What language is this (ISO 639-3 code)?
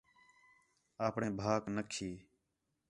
xhe